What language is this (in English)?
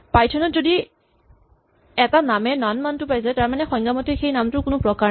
Assamese